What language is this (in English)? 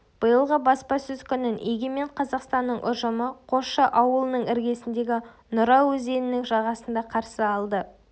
Kazakh